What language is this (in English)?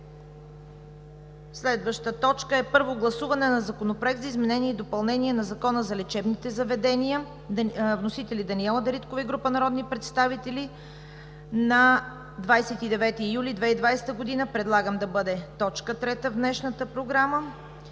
Bulgarian